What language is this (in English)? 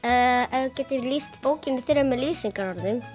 Icelandic